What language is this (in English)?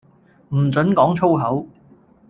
Cantonese